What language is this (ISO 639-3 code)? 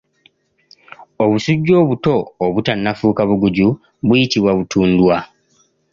lug